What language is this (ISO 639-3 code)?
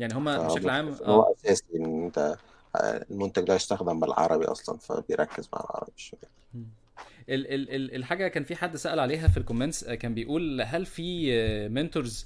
ara